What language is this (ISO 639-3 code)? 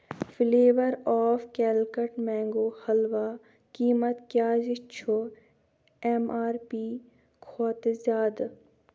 kas